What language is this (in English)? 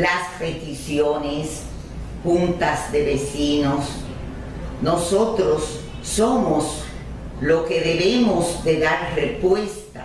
Spanish